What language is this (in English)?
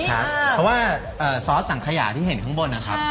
Thai